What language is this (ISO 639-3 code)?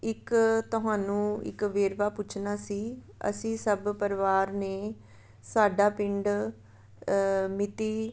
pan